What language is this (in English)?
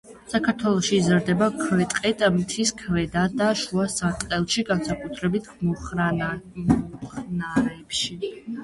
Georgian